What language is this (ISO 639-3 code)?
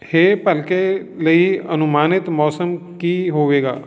pan